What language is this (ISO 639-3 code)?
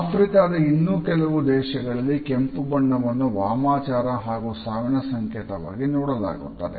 kan